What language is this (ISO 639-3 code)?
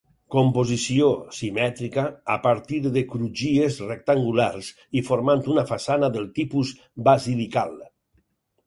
cat